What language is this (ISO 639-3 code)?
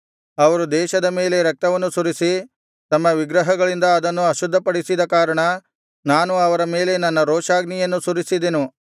kan